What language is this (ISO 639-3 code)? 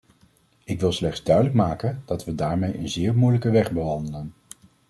nld